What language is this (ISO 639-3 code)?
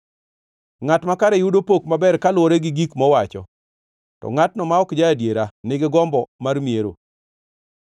luo